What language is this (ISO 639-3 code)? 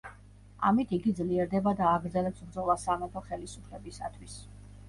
kat